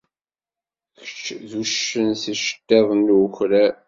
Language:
Kabyle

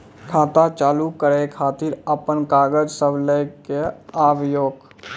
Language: Maithili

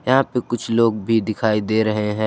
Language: Hindi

